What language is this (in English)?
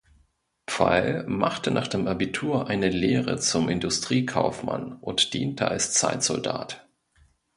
German